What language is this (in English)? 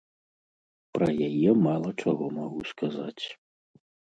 Belarusian